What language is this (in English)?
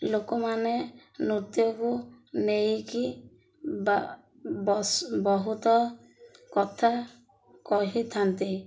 Odia